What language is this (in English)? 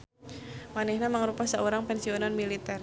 Sundanese